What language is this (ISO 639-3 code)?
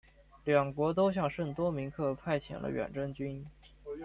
zho